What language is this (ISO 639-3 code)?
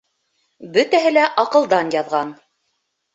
bak